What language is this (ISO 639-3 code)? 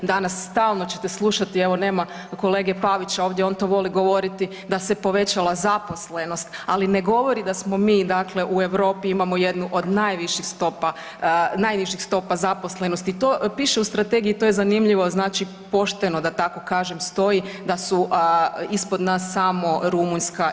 hrv